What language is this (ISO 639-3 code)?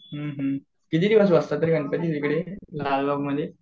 mar